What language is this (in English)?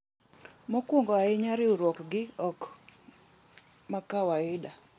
Luo (Kenya and Tanzania)